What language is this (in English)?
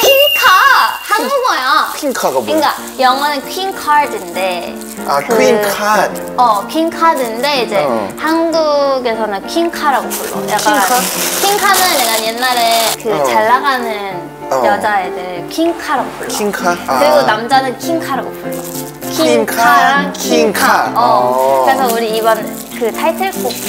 Korean